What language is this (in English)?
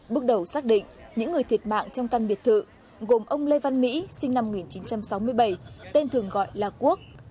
Vietnamese